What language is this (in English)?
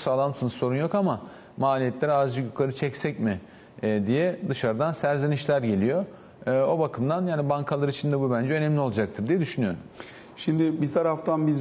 Turkish